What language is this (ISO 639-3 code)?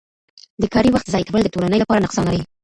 pus